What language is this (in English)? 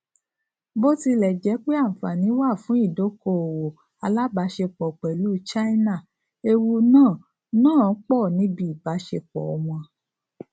Yoruba